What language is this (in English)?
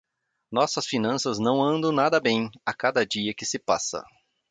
Portuguese